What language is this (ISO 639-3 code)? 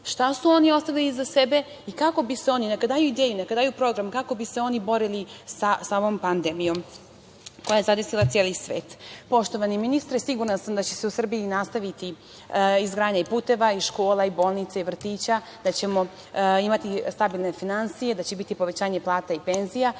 srp